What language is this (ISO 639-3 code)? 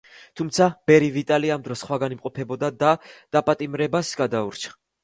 kat